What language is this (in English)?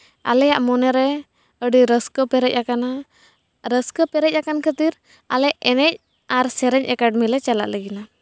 Santali